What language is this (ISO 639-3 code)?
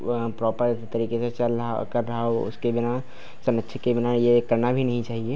hin